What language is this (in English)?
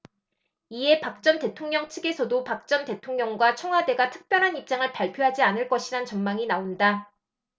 Korean